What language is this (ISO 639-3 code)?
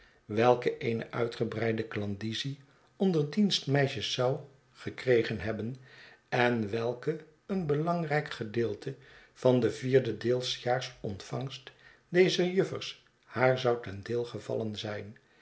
nld